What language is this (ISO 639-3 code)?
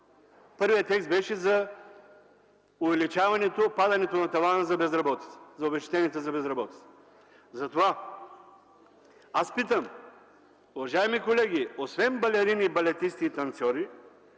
bul